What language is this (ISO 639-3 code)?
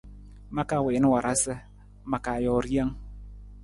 nmz